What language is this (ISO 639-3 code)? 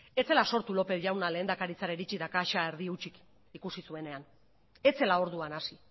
eus